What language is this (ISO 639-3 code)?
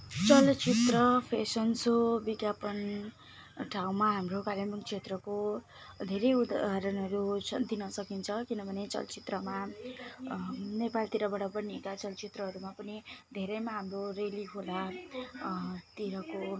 nep